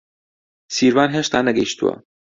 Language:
Central Kurdish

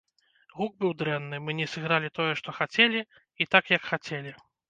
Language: Belarusian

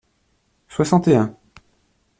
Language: French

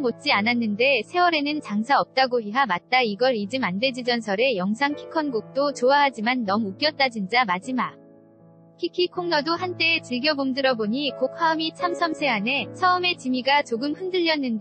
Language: Korean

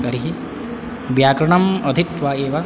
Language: Sanskrit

